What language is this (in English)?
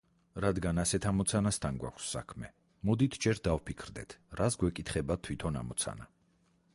Georgian